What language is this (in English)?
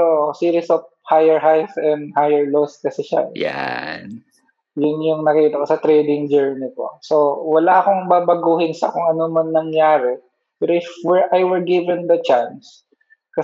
Filipino